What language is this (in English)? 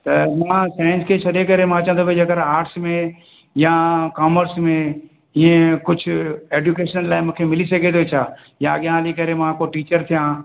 Sindhi